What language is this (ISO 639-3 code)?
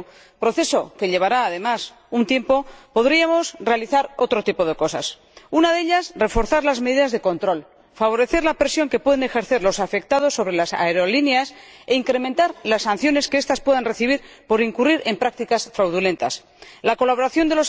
spa